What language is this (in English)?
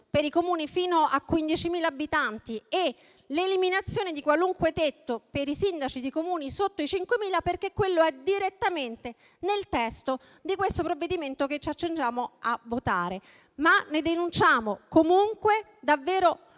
Italian